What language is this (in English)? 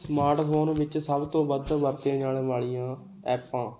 Punjabi